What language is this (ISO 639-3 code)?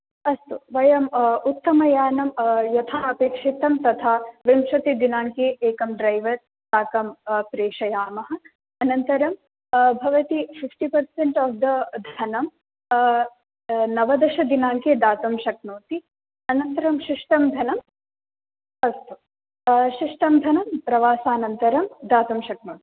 san